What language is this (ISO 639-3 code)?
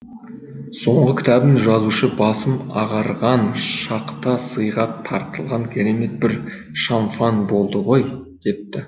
kaz